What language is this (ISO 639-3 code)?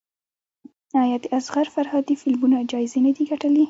pus